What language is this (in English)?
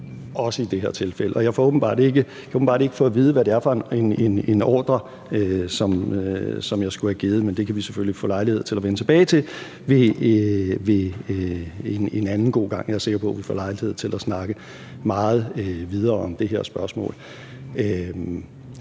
Danish